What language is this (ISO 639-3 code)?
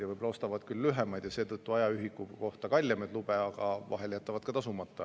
est